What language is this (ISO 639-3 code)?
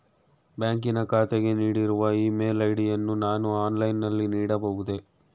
kan